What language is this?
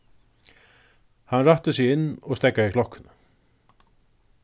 Faroese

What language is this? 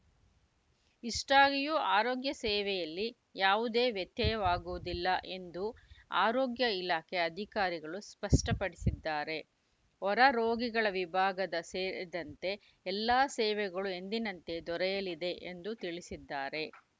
Kannada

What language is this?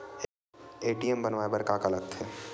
Chhattisgarhi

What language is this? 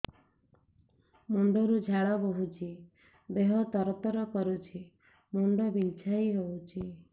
Odia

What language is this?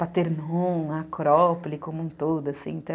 Portuguese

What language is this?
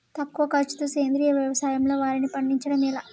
Telugu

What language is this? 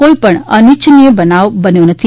Gujarati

